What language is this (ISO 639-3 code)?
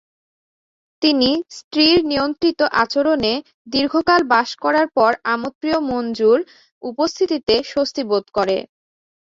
ben